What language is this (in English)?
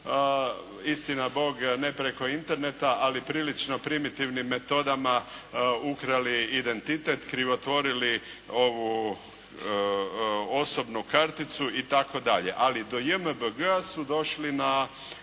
Croatian